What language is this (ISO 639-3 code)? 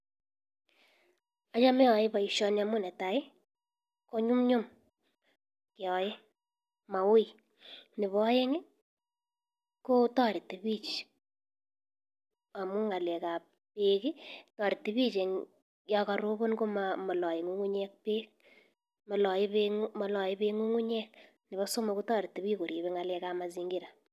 kln